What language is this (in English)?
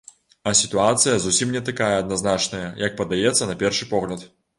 Belarusian